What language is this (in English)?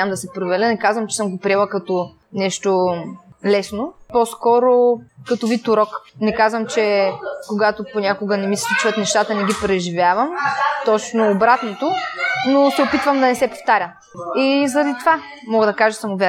Bulgarian